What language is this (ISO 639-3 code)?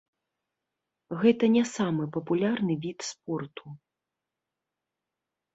bel